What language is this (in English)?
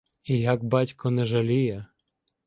Ukrainian